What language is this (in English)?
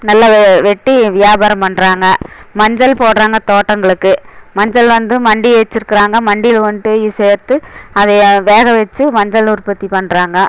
Tamil